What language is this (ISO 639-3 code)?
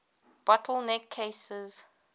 eng